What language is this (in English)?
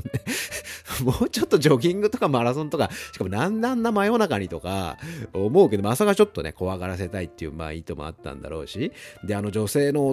Japanese